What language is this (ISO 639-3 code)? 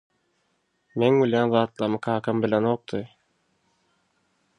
tuk